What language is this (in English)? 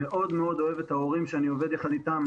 Hebrew